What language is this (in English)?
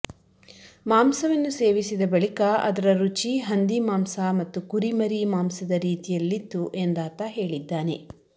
Kannada